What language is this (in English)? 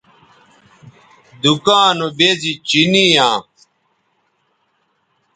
Bateri